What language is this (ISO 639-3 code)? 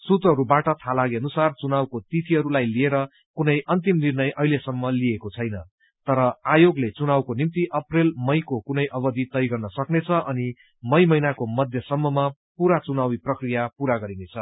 nep